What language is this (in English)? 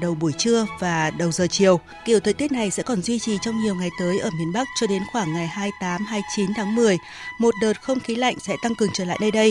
Vietnamese